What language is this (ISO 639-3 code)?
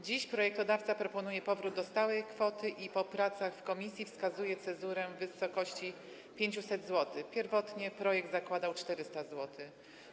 pol